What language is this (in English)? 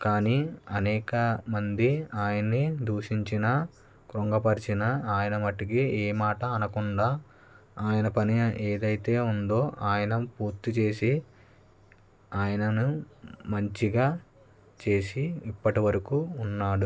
Telugu